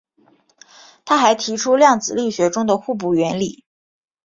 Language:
Chinese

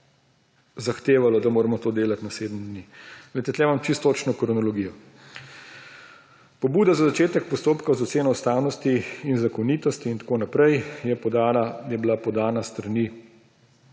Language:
Slovenian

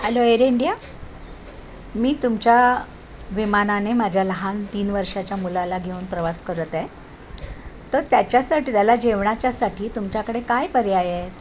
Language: Marathi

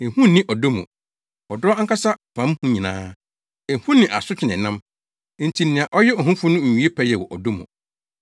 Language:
Akan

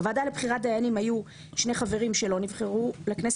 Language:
Hebrew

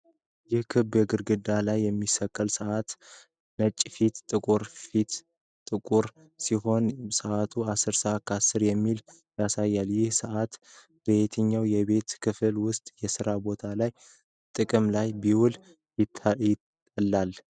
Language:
Amharic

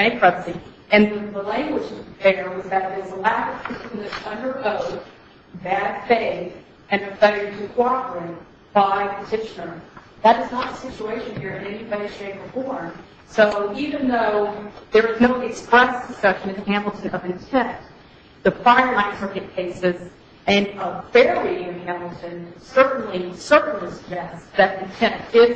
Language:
English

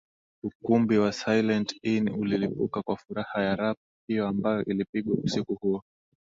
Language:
Swahili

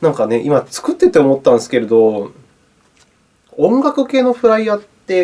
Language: Japanese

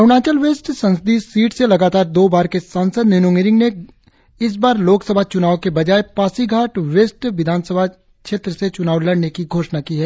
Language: Hindi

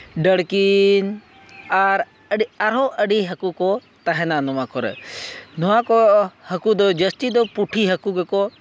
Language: Santali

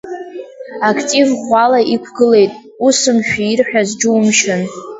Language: Abkhazian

